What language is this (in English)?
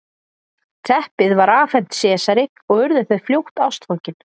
Icelandic